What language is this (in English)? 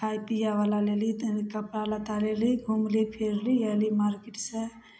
Maithili